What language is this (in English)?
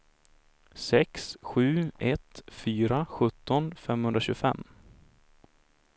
Swedish